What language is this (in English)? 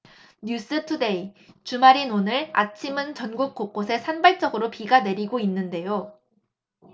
Korean